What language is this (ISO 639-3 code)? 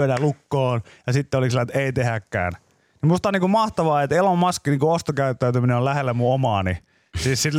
fin